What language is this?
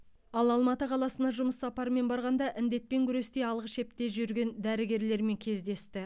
Kazakh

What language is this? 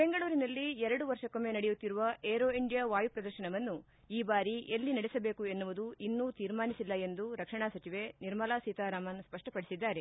Kannada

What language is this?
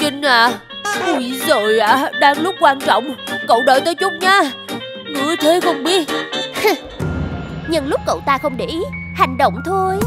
Vietnamese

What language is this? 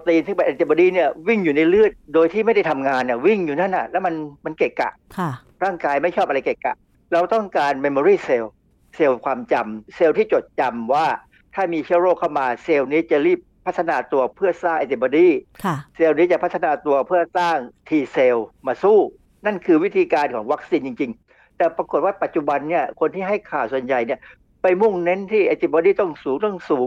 Thai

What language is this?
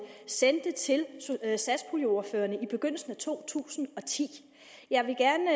Danish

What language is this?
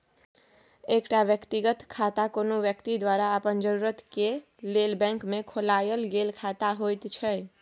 Maithili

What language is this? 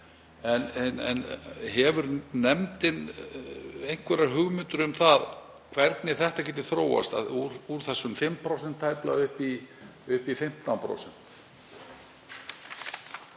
Icelandic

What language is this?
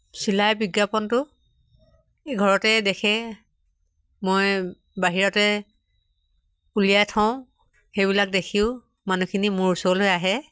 Assamese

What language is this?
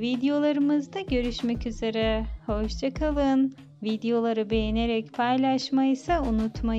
Turkish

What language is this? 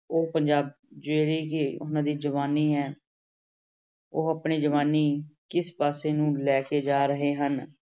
Punjabi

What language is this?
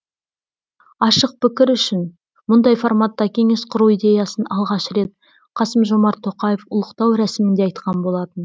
Kazakh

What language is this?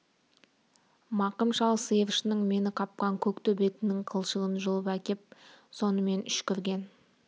Kazakh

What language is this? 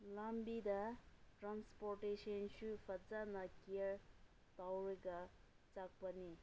Manipuri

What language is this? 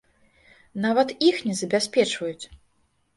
Belarusian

